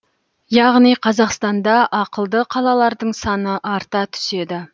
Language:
Kazakh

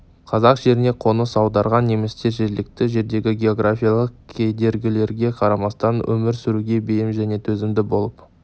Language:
Kazakh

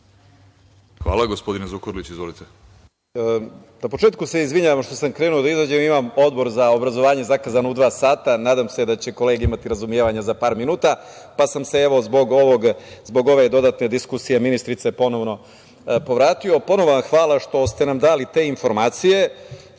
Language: Serbian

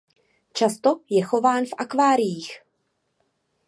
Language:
Czech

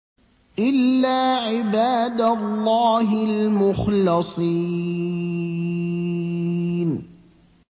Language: Arabic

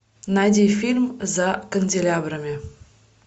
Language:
Russian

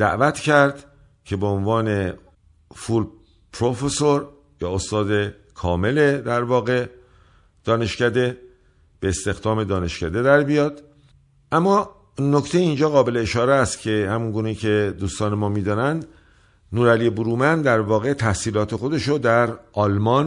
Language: Persian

